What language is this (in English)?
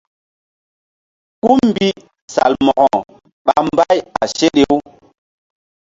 Mbum